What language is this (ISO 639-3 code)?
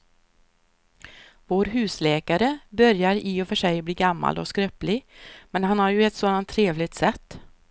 swe